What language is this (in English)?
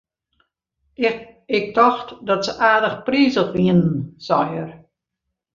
Western Frisian